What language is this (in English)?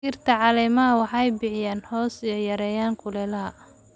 Somali